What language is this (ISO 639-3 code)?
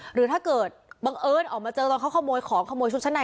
tha